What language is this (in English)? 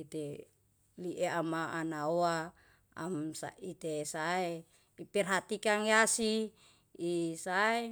Yalahatan